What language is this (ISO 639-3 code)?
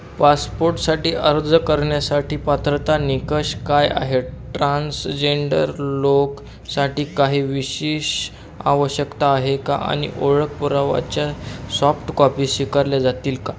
mar